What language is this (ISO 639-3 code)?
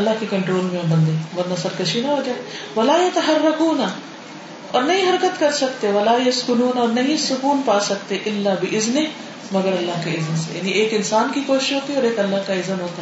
urd